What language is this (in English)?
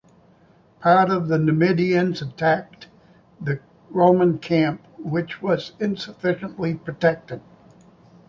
English